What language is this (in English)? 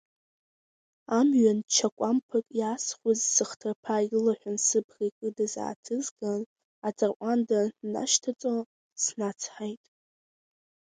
Abkhazian